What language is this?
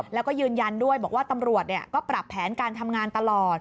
Thai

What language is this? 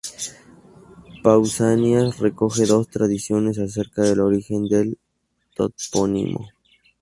Spanish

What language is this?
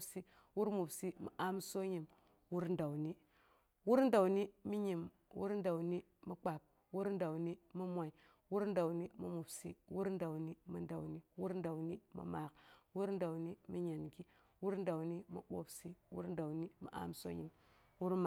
Boghom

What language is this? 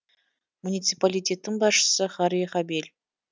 Kazakh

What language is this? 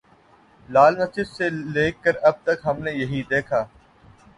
Urdu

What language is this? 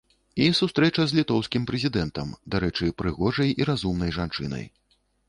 Belarusian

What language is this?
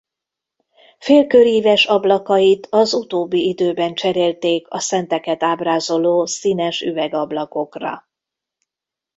Hungarian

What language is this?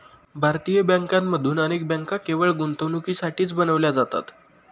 Marathi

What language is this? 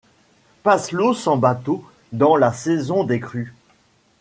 French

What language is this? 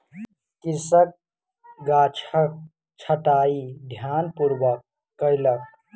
Maithili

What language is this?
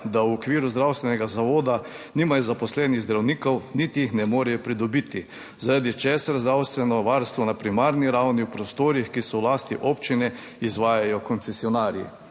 Slovenian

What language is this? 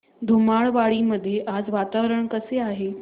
Marathi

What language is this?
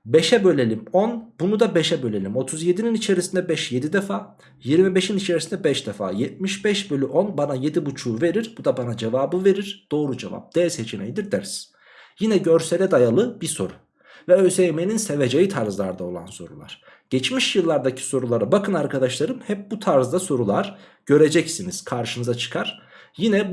Turkish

